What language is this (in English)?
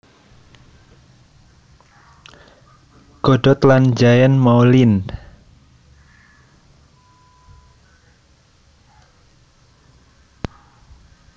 Javanese